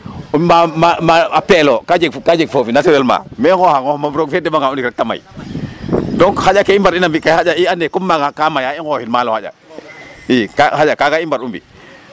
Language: Serer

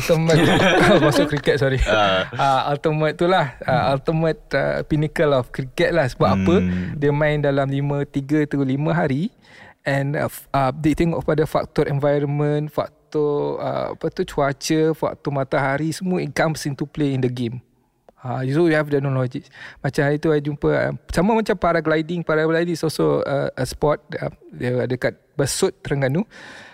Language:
Malay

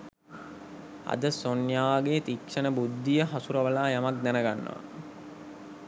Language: Sinhala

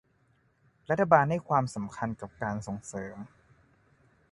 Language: Thai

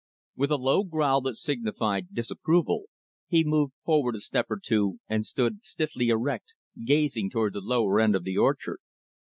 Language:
English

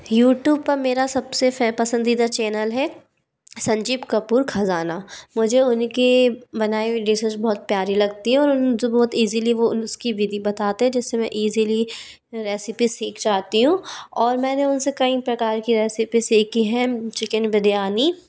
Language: Hindi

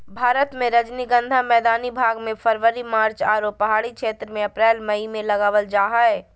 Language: Magahi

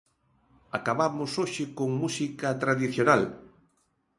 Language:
Galician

